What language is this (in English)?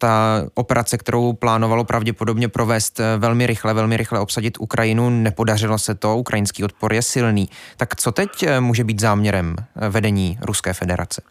Czech